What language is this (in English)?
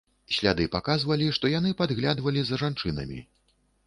Belarusian